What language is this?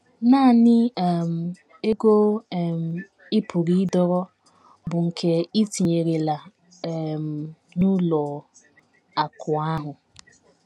Igbo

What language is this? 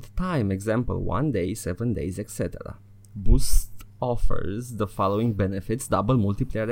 Romanian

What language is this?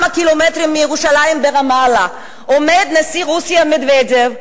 Hebrew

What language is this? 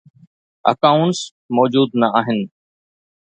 Sindhi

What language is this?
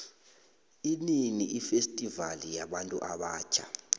South Ndebele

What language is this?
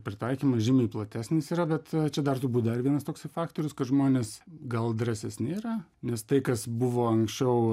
Lithuanian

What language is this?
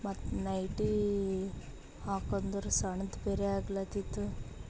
Kannada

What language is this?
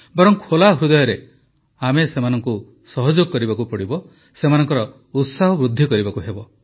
Odia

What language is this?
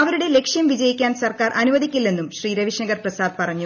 Malayalam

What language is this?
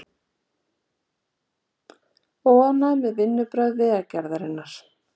Icelandic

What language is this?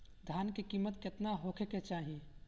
Bhojpuri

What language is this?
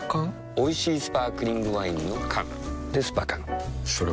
Japanese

